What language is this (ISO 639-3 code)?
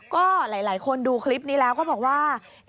tha